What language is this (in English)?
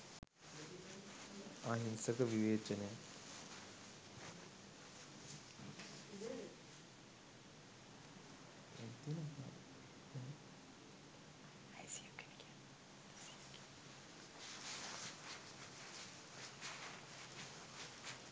Sinhala